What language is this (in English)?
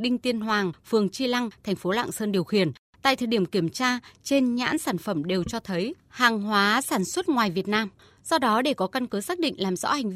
Vietnamese